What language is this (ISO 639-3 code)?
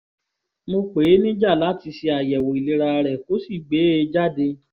yor